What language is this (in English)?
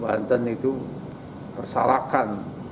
Indonesian